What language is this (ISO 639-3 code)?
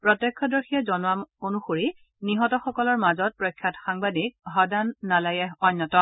asm